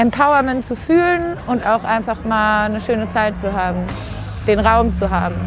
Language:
German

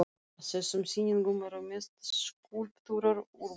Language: Icelandic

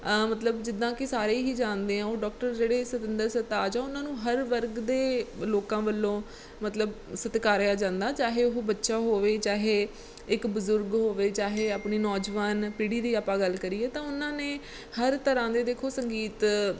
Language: Punjabi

